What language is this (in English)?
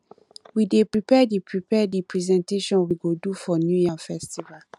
Nigerian Pidgin